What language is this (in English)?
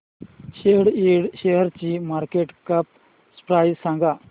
Marathi